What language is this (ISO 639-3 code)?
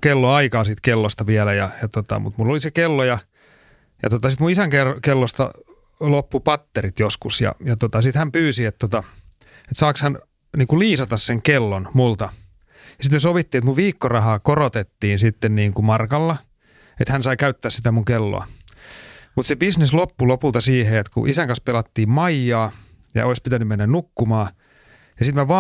fin